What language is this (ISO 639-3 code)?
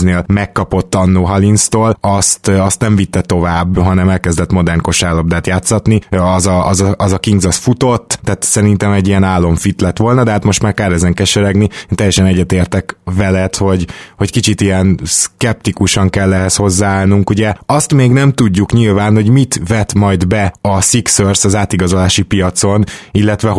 hun